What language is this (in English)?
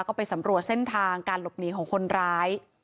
Thai